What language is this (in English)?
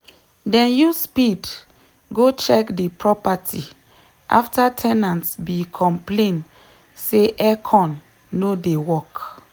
Nigerian Pidgin